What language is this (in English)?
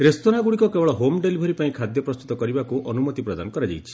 Odia